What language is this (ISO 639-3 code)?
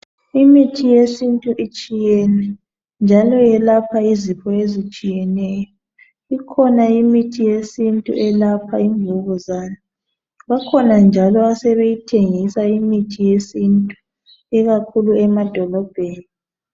nde